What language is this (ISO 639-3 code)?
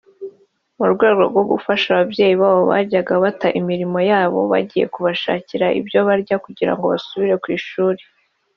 kin